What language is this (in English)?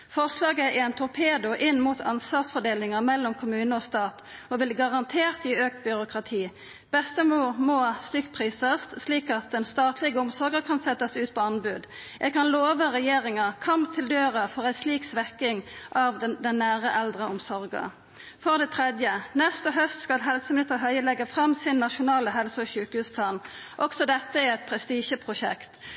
Norwegian Nynorsk